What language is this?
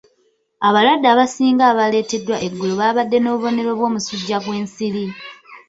Ganda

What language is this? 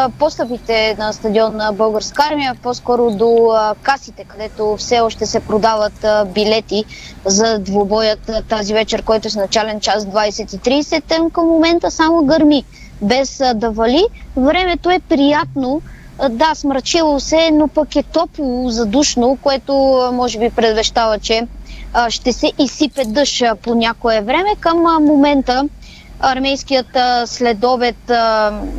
Bulgarian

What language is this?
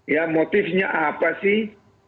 Indonesian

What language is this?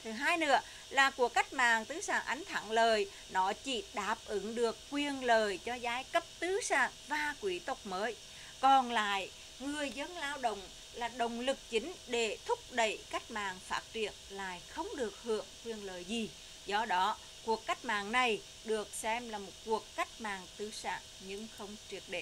Vietnamese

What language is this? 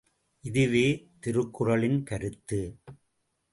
Tamil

